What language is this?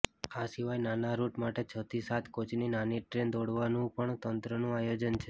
Gujarati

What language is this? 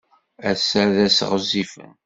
Kabyle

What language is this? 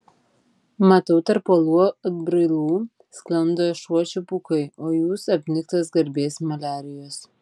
Lithuanian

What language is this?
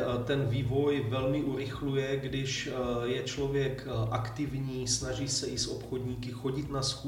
Czech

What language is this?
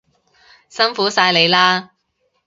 Cantonese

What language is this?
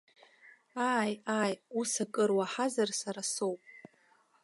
Abkhazian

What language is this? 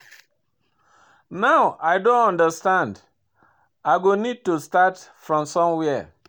Nigerian Pidgin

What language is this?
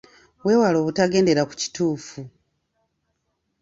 Ganda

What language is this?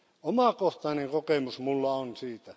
Finnish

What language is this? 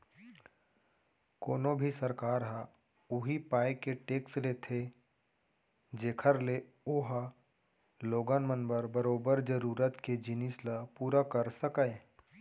Chhattisgarhi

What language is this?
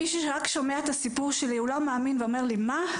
Hebrew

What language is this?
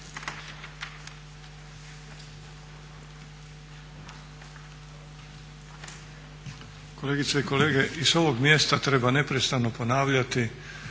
Croatian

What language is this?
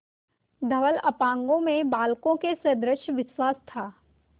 Hindi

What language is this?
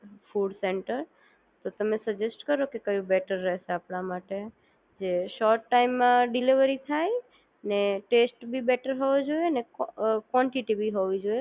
Gujarati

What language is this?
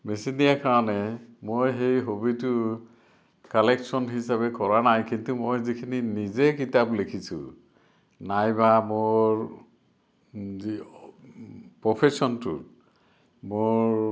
Assamese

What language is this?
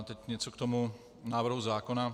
Czech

